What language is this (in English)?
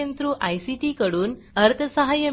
Marathi